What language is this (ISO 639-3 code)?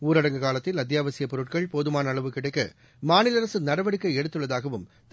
tam